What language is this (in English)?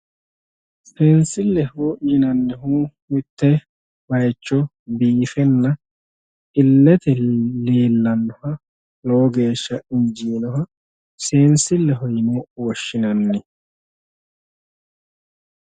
Sidamo